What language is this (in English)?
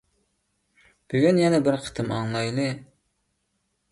Uyghur